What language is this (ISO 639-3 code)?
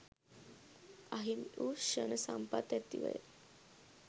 sin